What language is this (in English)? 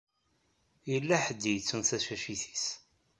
Kabyle